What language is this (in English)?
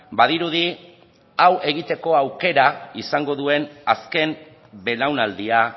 Basque